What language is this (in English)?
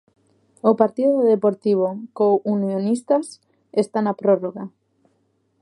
Galician